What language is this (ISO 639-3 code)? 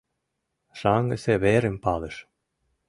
chm